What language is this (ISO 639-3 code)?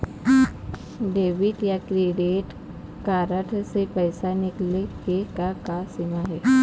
hne